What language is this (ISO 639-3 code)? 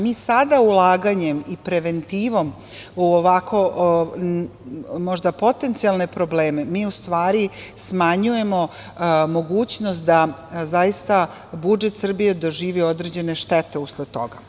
srp